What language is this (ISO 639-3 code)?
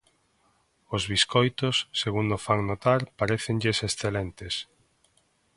glg